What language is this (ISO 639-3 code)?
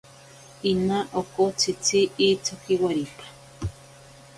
prq